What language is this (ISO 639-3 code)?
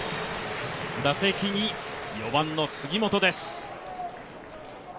jpn